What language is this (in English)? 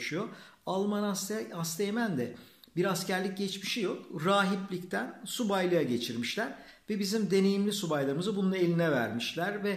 Turkish